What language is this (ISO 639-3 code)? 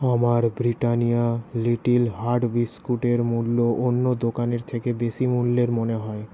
ben